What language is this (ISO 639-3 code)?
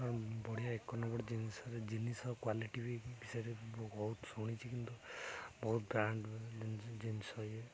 ori